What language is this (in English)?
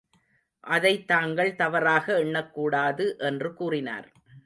Tamil